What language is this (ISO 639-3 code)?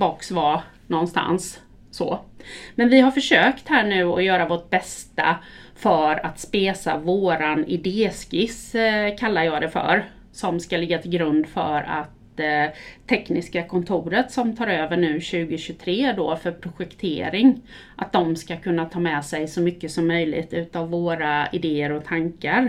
swe